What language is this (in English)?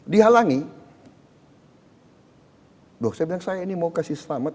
Indonesian